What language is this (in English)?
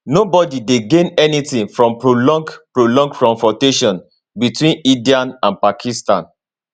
Nigerian Pidgin